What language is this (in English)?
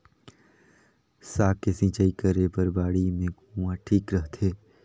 Chhattisgarhi